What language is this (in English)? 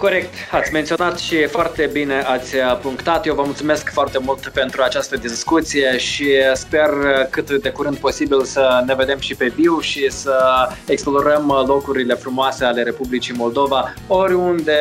Romanian